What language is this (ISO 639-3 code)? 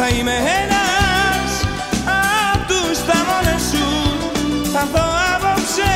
ell